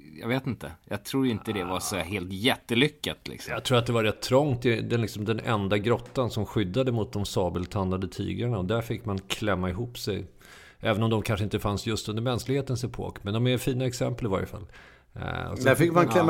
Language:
Swedish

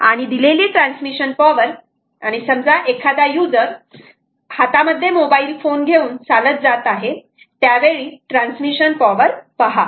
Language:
Marathi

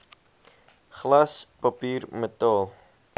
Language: Afrikaans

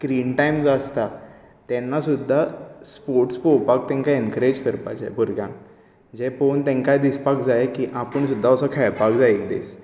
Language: Konkani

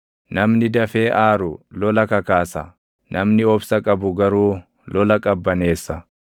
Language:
Oromo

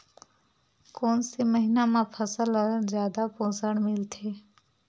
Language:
Chhattisgarhi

